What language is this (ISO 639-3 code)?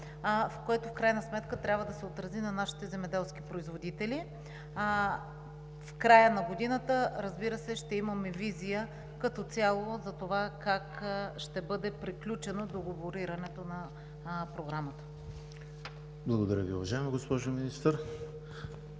bul